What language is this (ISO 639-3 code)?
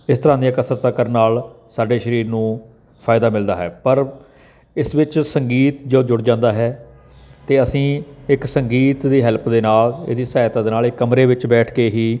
pan